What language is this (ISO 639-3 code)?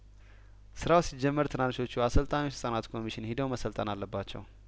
amh